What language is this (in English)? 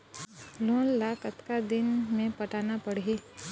Chhattisgarhi